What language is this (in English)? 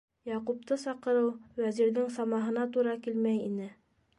Bashkir